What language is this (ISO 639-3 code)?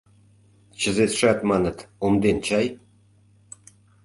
chm